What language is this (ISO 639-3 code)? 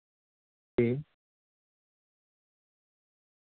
doi